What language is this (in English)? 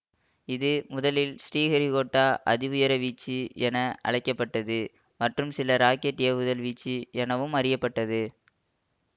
Tamil